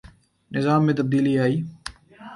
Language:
Urdu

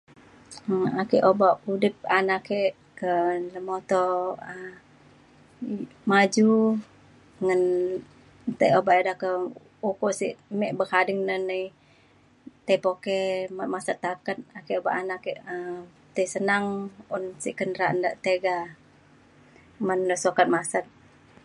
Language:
Mainstream Kenyah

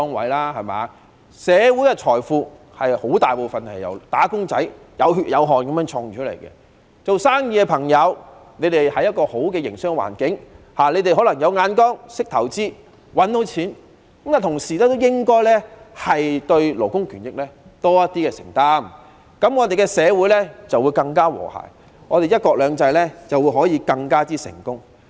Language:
Cantonese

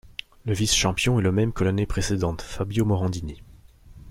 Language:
French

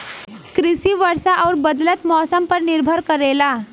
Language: Bhojpuri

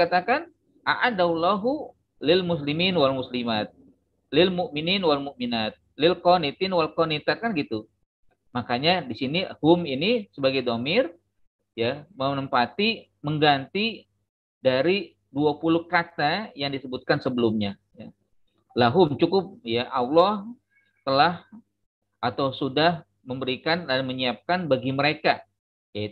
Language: Indonesian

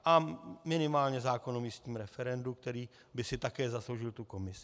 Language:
Czech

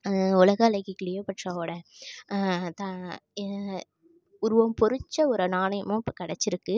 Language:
Tamil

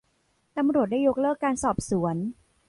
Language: Thai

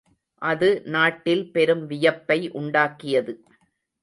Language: Tamil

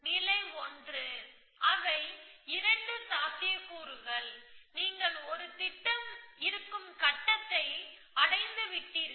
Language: Tamil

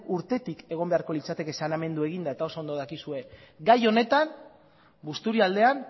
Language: Basque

